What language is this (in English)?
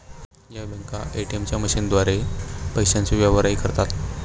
Marathi